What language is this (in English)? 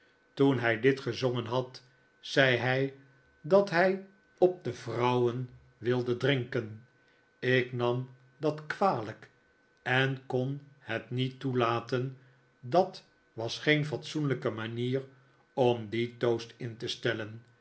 Dutch